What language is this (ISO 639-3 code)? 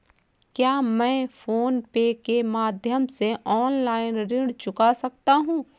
hin